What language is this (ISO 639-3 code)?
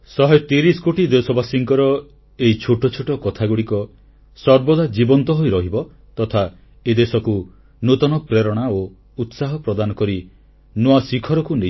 ori